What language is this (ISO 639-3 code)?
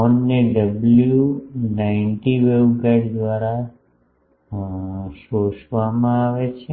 guj